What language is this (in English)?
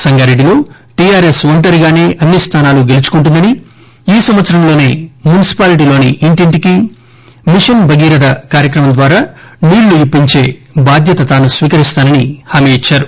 Telugu